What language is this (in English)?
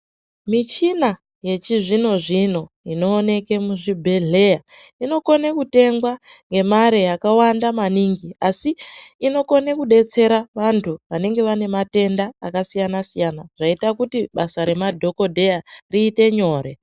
Ndau